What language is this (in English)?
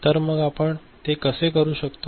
Marathi